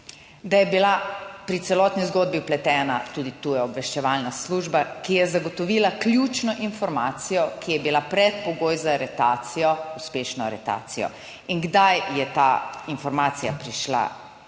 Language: Slovenian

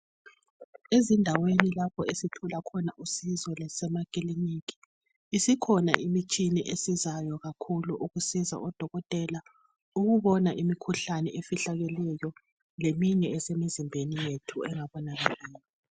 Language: North Ndebele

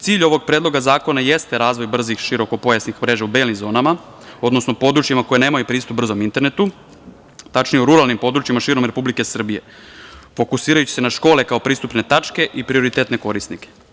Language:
Serbian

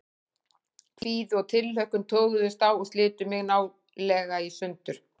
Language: Icelandic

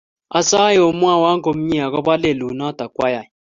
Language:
Kalenjin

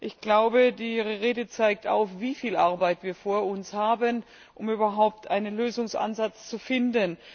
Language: German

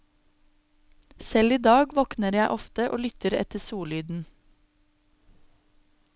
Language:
Norwegian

